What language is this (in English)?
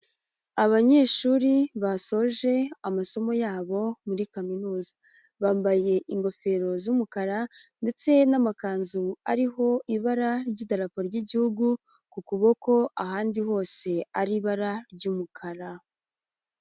Kinyarwanda